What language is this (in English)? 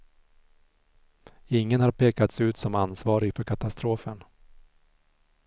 Swedish